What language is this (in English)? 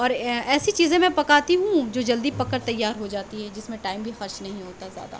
Urdu